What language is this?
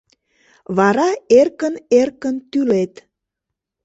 Mari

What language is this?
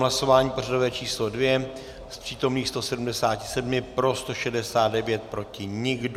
Czech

